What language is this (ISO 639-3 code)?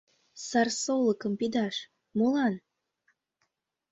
chm